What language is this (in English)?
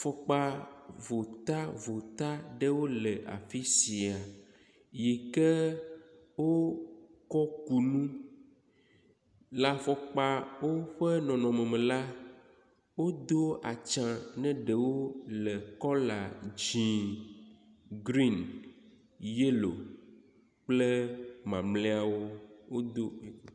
Ewe